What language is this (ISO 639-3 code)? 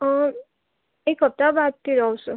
nep